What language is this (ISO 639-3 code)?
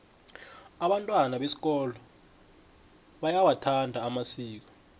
nbl